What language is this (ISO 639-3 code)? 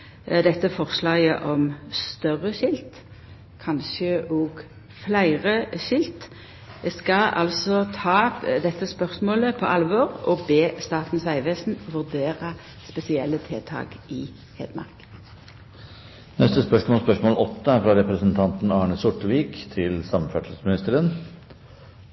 nor